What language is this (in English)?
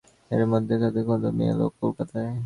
Bangla